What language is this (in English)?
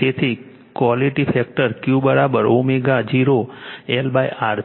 Gujarati